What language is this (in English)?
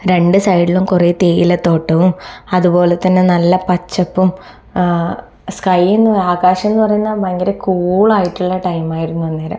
Malayalam